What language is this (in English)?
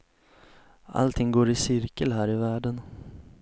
Swedish